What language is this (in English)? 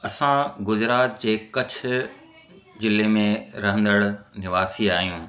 Sindhi